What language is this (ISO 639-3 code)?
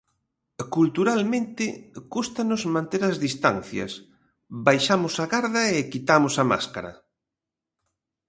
glg